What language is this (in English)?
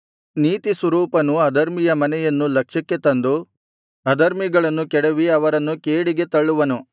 Kannada